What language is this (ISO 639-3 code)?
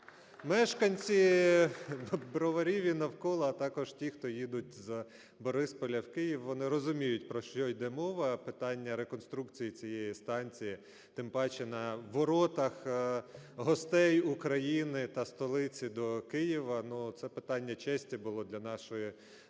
ukr